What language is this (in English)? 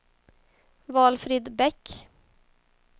Swedish